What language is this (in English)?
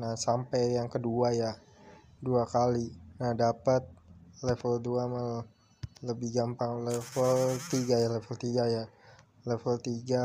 Indonesian